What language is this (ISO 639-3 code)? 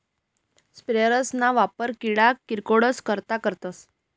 mar